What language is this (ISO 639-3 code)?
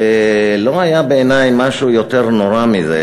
heb